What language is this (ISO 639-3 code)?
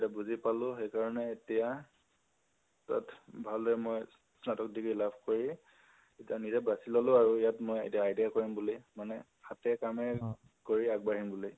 asm